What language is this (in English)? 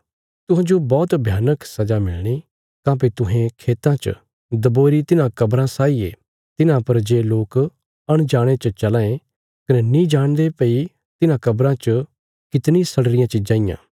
Bilaspuri